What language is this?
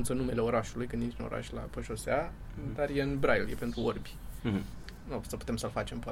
Romanian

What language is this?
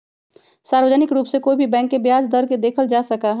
Magahi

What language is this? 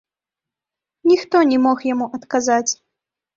Belarusian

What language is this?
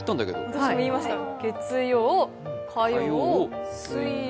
Japanese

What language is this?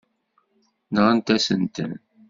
Kabyle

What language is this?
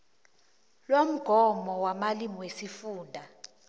South Ndebele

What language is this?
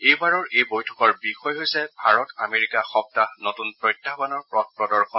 Assamese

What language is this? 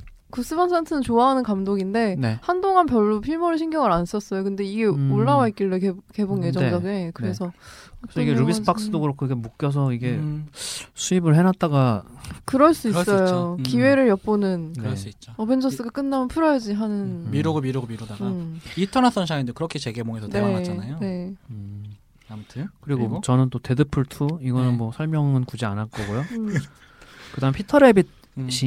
Korean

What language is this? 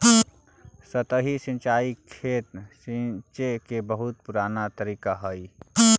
Magahi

